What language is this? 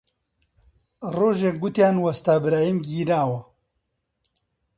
Central Kurdish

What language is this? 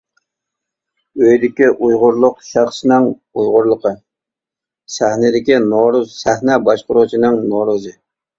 Uyghur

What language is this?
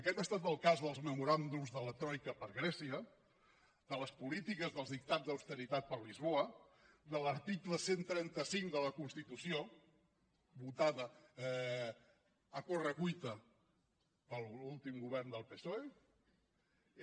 Catalan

